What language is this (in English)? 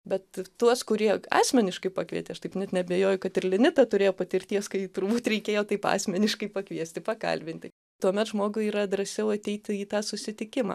Lithuanian